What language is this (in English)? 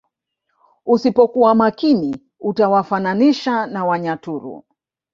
Swahili